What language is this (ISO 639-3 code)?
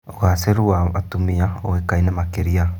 kik